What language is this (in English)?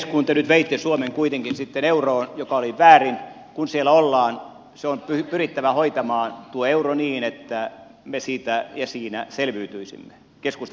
Finnish